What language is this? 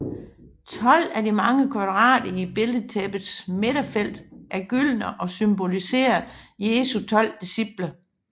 Danish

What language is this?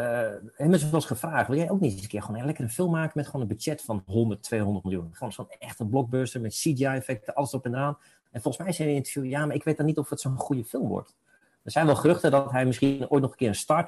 Dutch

